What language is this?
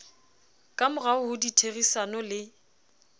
Southern Sotho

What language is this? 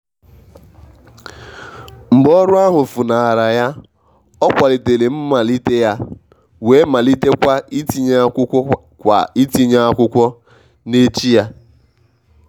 Igbo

